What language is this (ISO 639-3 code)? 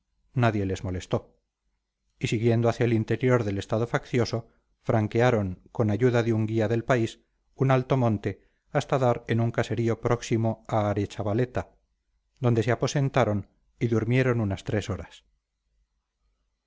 spa